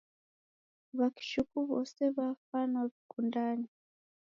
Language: Taita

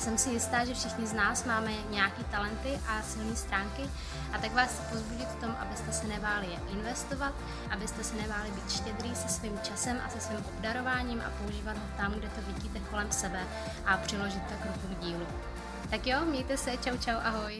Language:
Czech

